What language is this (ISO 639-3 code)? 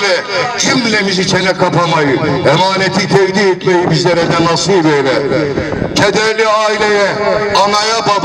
tur